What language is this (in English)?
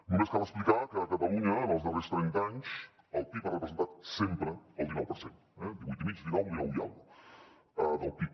Catalan